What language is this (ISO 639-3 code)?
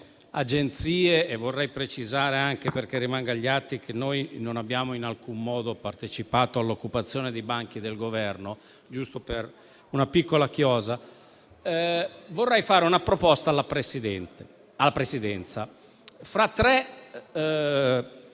ita